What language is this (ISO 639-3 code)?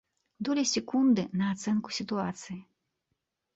bel